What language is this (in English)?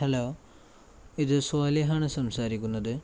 Malayalam